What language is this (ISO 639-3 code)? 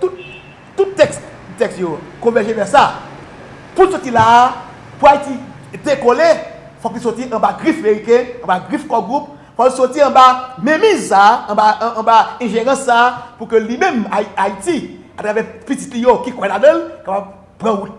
fra